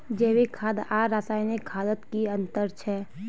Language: Magahi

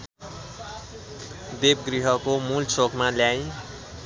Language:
Nepali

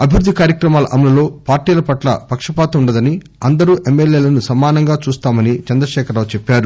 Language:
Telugu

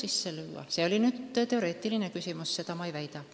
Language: Estonian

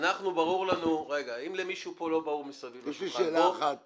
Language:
Hebrew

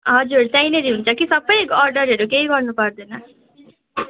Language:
Nepali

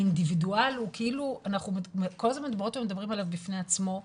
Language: Hebrew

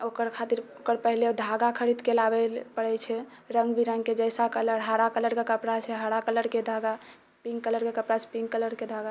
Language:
Maithili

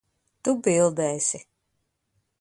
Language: Latvian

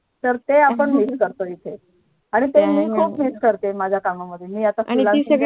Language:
Marathi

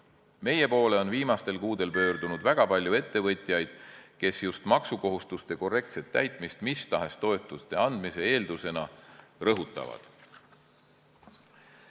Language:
Estonian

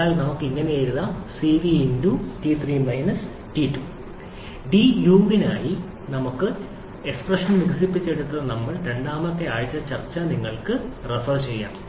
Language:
Malayalam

